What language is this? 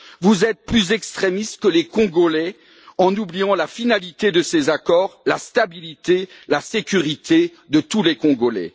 French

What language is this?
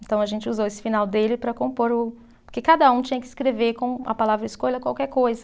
Portuguese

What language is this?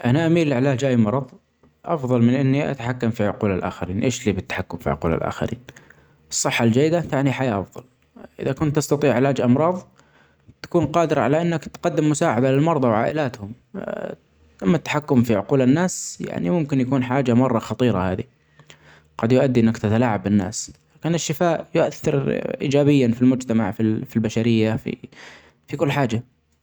Omani Arabic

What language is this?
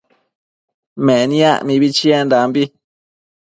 Matsés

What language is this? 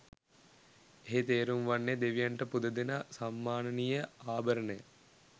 Sinhala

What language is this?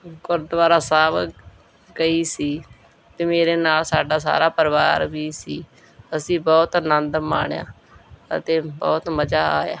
Punjabi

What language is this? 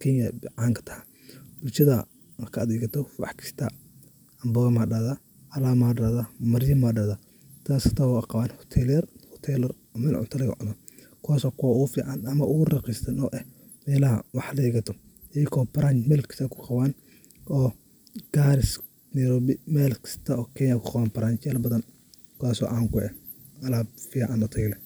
Somali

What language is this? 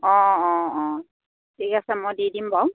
Assamese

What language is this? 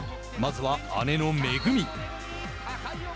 Japanese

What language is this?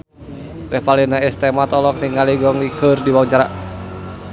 Sundanese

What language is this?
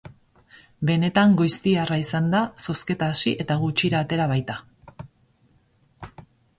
Basque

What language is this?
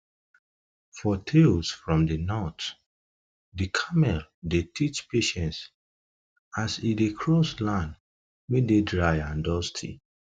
Nigerian Pidgin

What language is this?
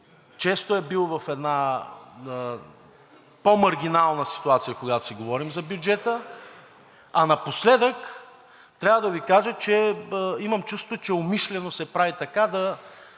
Bulgarian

